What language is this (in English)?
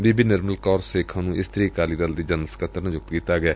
Punjabi